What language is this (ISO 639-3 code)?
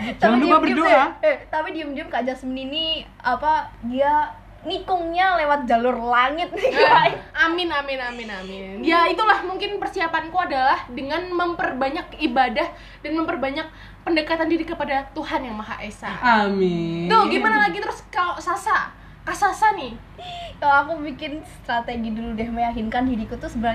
ind